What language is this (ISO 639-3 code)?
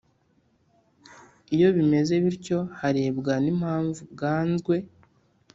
kin